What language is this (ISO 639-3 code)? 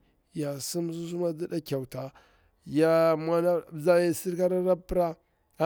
bwr